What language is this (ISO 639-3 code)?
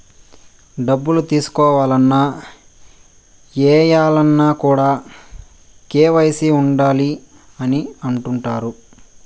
tel